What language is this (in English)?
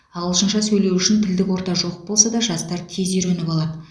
Kazakh